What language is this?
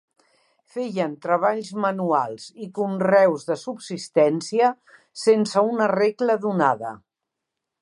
Catalan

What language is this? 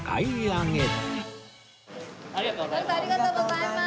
Japanese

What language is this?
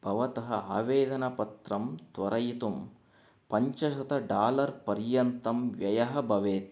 Sanskrit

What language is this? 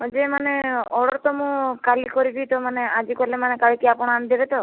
Odia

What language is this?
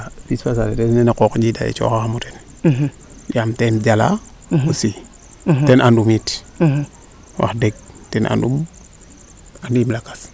Serer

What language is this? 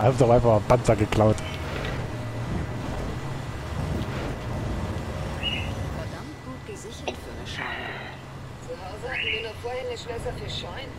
German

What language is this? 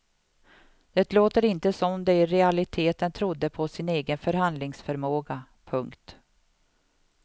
Swedish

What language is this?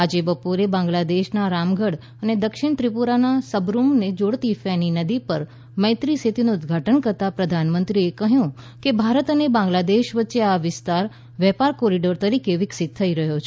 Gujarati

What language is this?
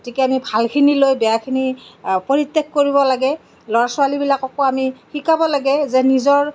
Assamese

